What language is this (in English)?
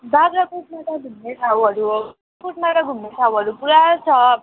Nepali